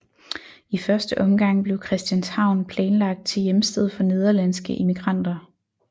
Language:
Danish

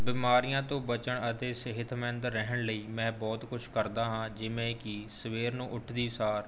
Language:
Punjabi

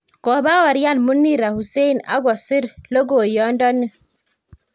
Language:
Kalenjin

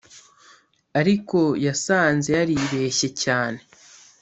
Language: Kinyarwanda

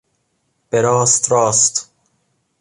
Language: Persian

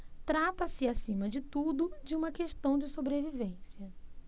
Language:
Portuguese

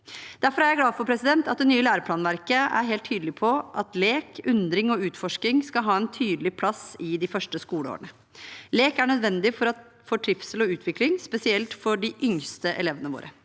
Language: Norwegian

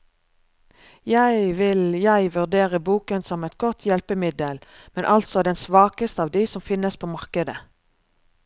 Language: Norwegian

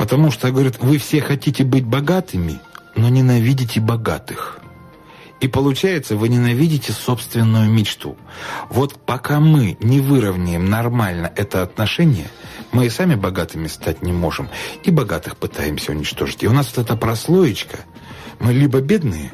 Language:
Russian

